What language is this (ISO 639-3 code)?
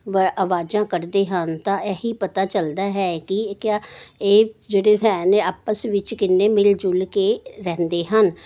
pan